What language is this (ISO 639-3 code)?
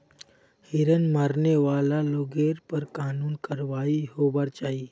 mag